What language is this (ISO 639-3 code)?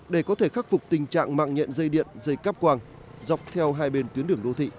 vie